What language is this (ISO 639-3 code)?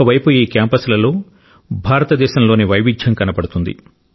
tel